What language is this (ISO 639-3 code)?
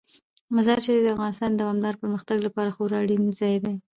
pus